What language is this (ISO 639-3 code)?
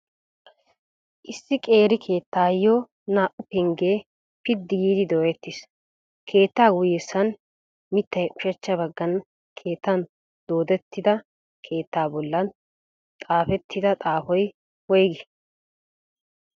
wal